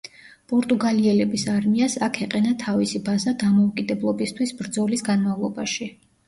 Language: Georgian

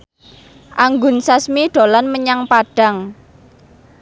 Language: Javanese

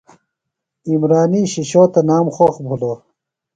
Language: Phalura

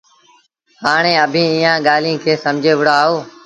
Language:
Sindhi Bhil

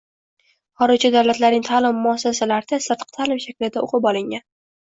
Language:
Uzbek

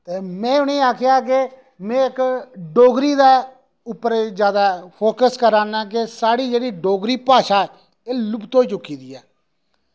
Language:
Dogri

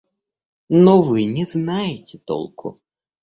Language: Russian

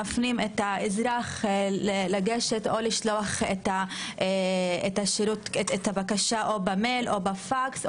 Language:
Hebrew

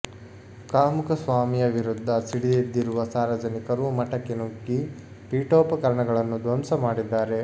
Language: Kannada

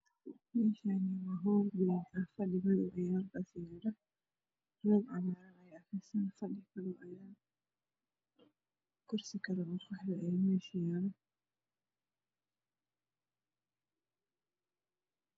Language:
Somali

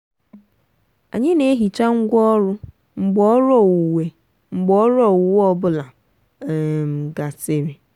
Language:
Igbo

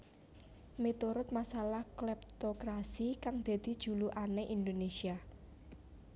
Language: Javanese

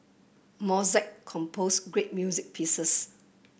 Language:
English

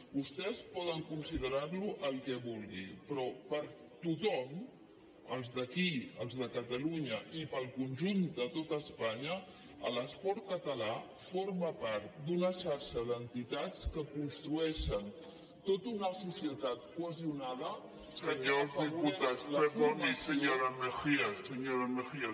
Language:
Catalan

